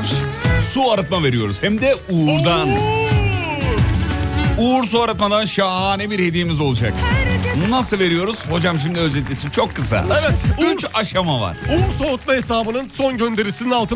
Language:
Turkish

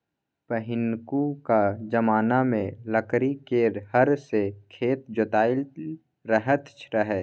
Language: Maithili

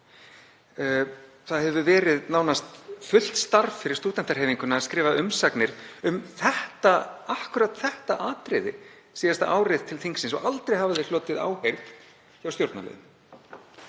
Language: Icelandic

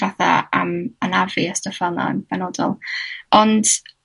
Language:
Welsh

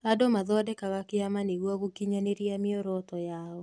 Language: Kikuyu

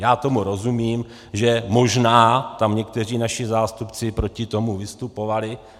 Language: Czech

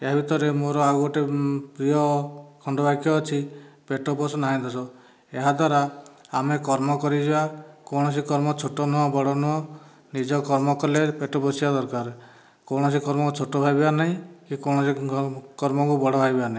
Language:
Odia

